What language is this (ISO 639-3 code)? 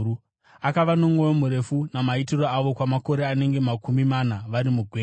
sna